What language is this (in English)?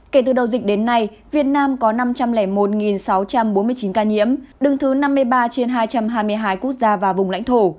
Vietnamese